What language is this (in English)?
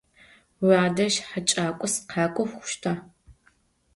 Adyghe